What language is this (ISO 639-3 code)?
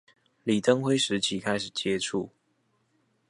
zho